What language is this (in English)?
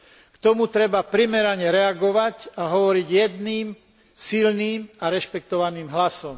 Slovak